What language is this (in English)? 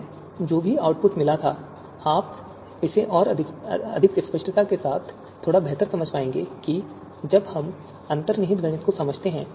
Hindi